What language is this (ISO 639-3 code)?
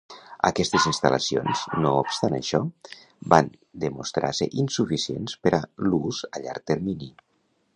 cat